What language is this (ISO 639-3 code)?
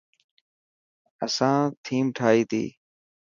mki